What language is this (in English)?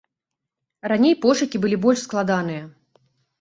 Belarusian